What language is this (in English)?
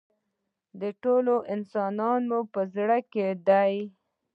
Pashto